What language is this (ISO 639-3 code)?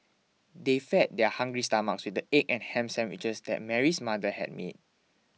eng